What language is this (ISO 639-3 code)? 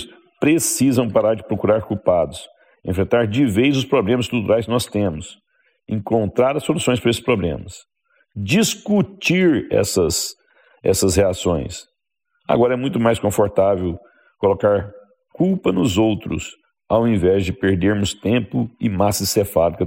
por